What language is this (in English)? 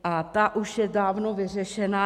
Czech